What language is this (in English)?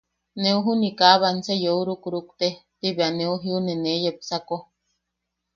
Yaqui